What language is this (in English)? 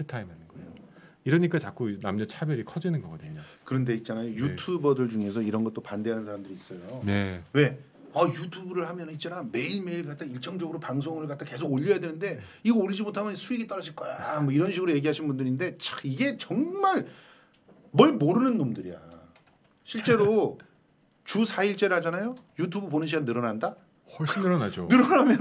Korean